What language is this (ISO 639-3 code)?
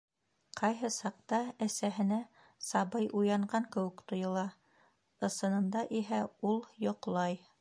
bak